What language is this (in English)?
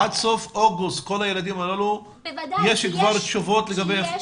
Hebrew